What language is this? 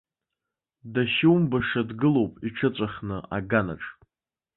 Abkhazian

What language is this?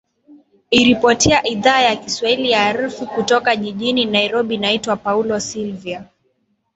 Swahili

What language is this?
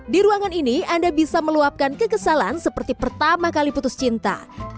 Indonesian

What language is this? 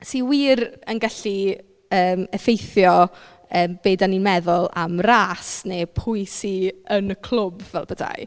Welsh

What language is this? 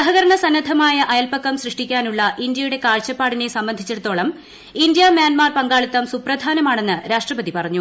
Malayalam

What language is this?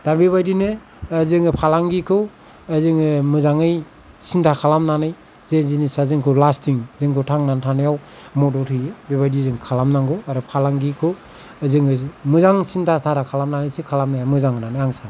Bodo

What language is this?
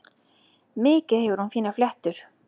Icelandic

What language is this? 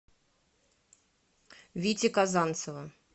Russian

